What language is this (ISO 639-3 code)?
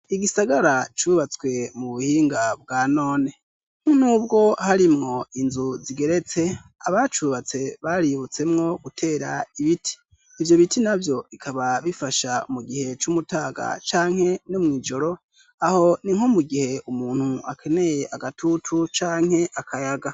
run